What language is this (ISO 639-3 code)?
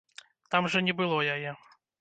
bel